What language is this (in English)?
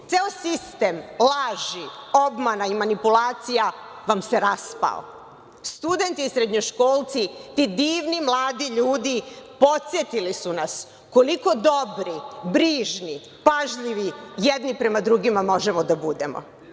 Serbian